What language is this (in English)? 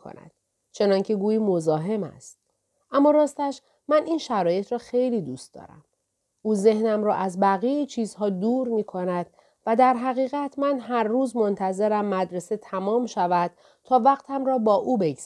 Persian